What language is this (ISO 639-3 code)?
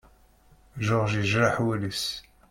kab